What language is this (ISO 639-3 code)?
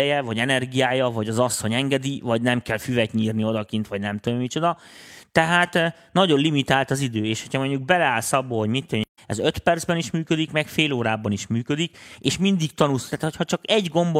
hun